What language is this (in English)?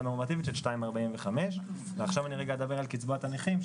Hebrew